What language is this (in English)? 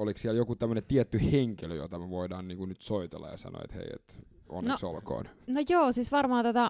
Finnish